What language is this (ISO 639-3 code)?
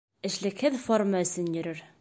bak